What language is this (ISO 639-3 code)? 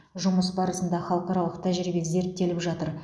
kaz